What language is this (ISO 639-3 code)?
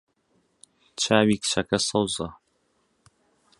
ckb